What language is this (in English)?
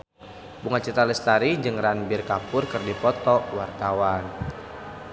Sundanese